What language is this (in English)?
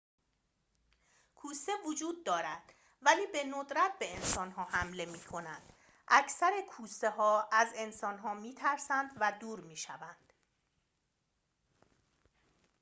Persian